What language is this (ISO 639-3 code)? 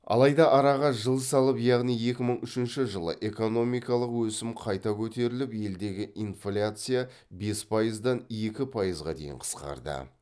kaz